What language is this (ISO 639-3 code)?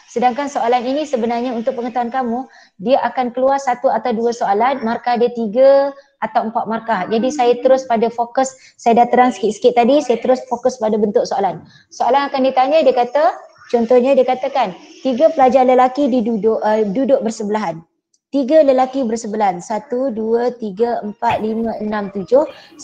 msa